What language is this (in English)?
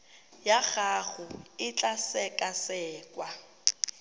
Tswana